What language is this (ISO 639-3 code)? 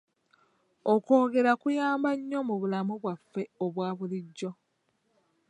lug